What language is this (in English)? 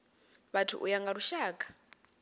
Venda